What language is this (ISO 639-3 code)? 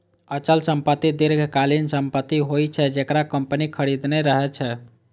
mai